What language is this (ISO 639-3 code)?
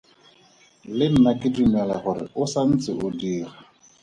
tsn